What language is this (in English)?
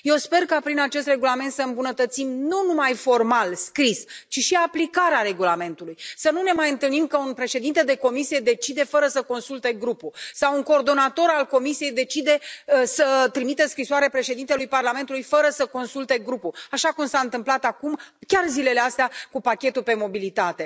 Romanian